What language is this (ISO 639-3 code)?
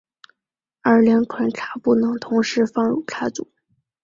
zho